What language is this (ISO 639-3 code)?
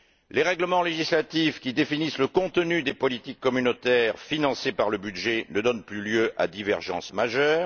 fra